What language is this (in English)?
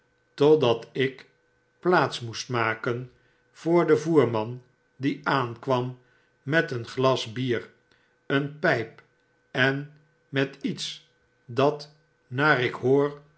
Dutch